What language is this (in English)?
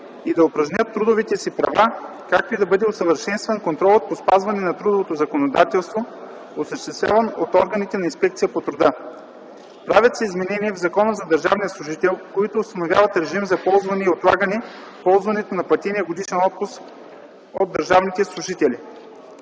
Bulgarian